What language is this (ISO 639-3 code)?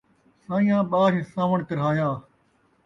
skr